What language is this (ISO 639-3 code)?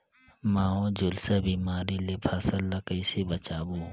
hne